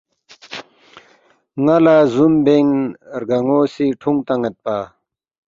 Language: Balti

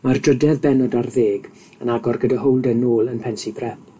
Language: Welsh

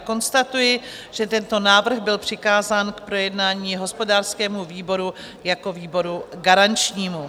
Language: Czech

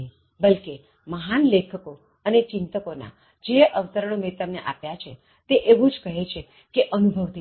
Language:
Gujarati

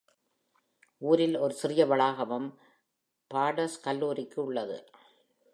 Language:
Tamil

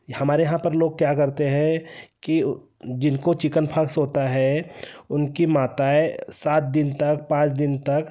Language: Hindi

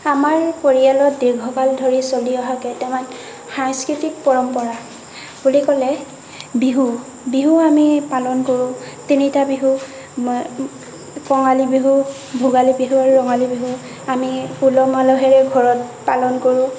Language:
Assamese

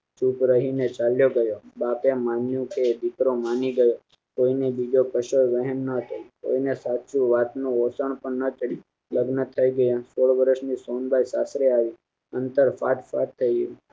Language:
Gujarati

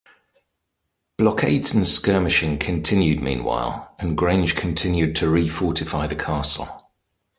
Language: English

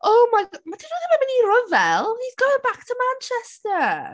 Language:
Welsh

